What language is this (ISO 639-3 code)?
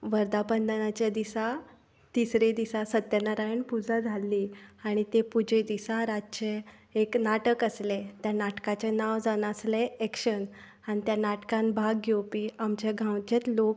kok